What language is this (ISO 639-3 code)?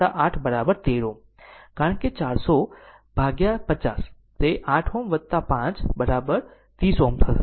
guj